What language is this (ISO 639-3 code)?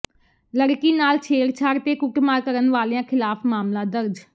pan